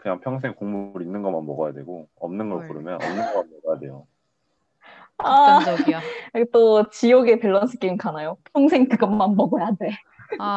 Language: Korean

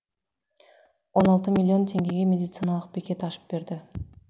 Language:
Kazakh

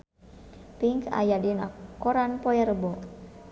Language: Sundanese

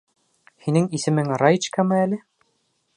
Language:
Bashkir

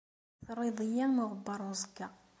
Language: Kabyle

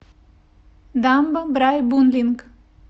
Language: Russian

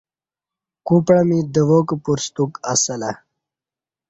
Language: Kati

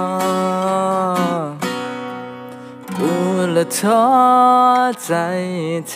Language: Thai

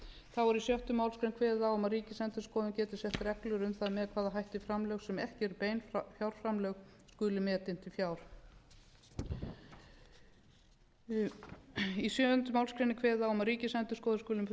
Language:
Icelandic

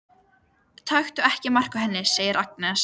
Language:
Icelandic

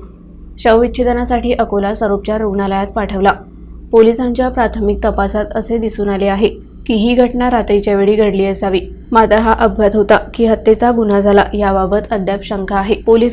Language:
Marathi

